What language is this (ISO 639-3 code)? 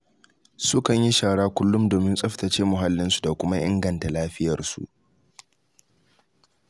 hau